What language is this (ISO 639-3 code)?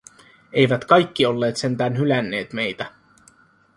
fin